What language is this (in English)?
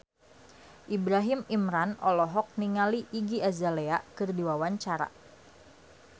Sundanese